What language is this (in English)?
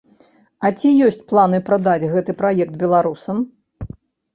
Belarusian